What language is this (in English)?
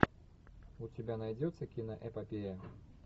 Russian